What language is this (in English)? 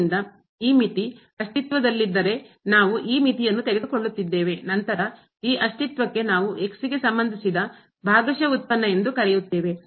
Kannada